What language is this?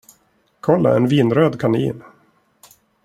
Swedish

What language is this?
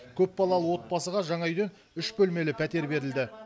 Kazakh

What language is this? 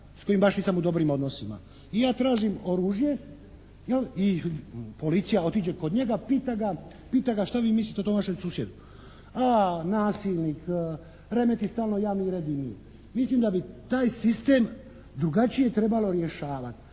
Croatian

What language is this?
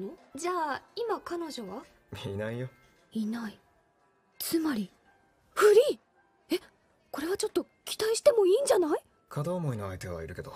Japanese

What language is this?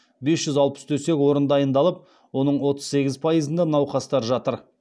Kazakh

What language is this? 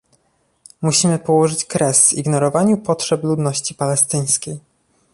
Polish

